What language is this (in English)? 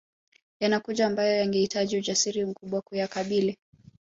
Swahili